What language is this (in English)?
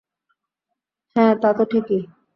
Bangla